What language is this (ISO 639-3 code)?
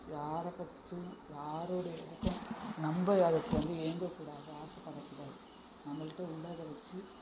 tam